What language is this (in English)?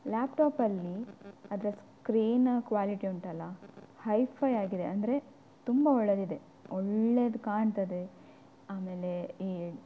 Kannada